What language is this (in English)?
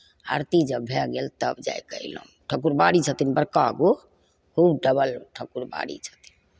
Maithili